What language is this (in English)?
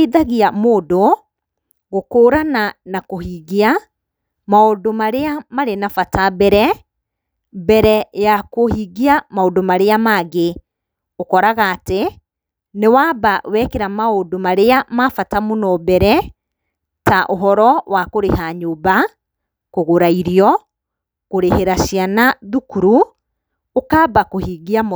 Kikuyu